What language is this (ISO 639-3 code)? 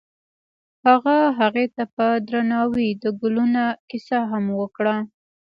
pus